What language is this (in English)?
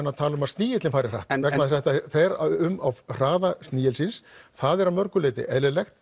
Icelandic